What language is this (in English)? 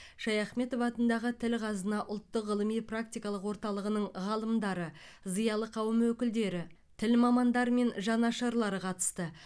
Kazakh